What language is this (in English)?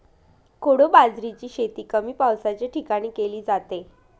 Marathi